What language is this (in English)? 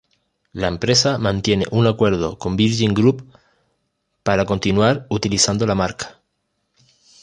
Spanish